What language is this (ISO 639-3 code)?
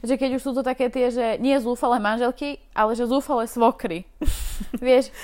slk